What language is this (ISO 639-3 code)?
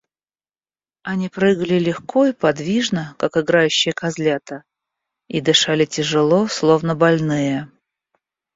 rus